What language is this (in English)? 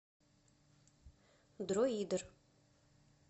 Russian